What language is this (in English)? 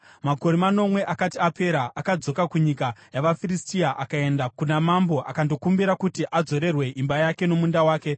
Shona